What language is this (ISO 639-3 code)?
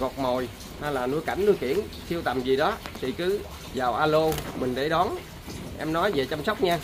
vie